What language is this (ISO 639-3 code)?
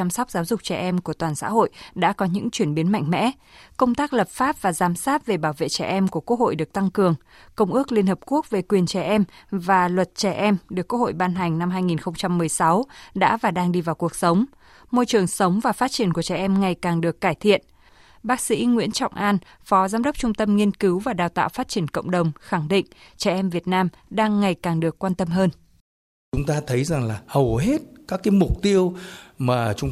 vie